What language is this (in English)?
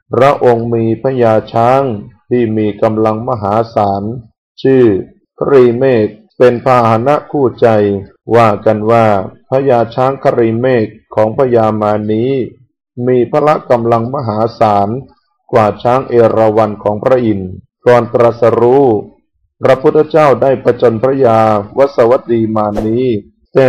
Thai